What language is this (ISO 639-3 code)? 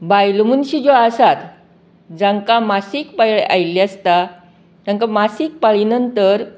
kok